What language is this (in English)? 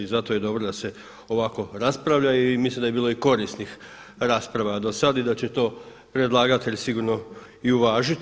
Croatian